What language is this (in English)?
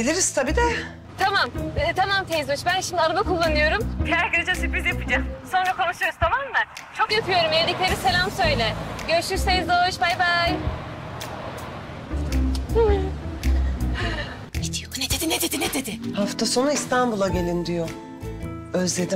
Turkish